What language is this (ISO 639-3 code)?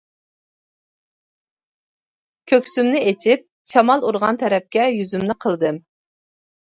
uig